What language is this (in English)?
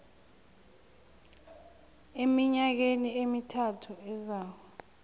South Ndebele